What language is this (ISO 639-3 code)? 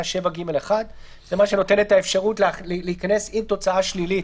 heb